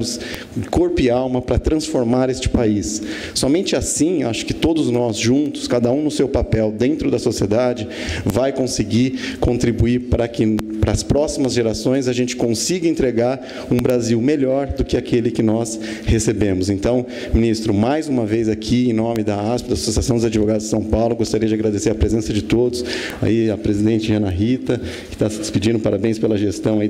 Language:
Portuguese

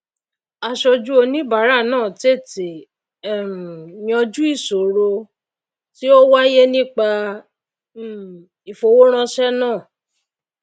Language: Yoruba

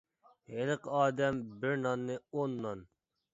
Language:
Uyghur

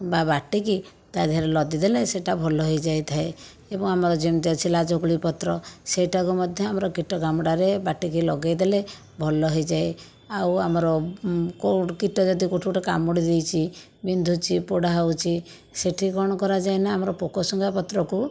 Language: Odia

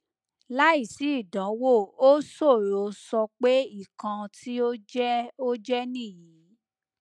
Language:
Yoruba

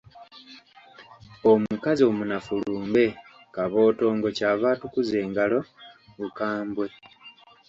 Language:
Ganda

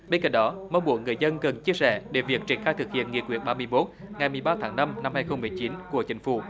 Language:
Vietnamese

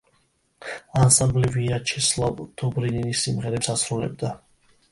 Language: Georgian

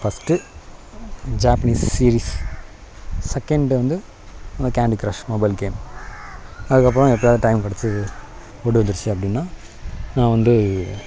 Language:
Tamil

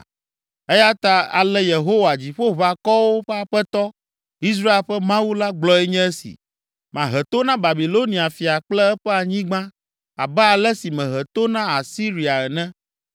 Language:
Ewe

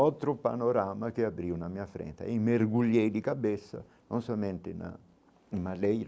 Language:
Portuguese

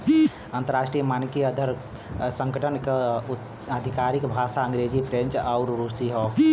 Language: Bhojpuri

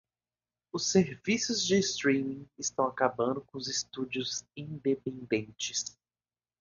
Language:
Portuguese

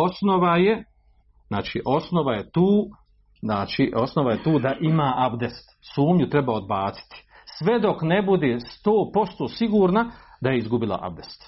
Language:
Croatian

